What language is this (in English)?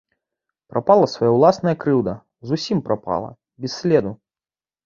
Belarusian